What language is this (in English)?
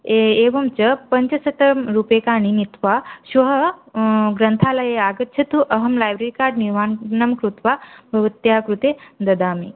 Sanskrit